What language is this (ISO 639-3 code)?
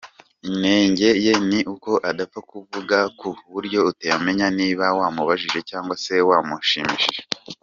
kin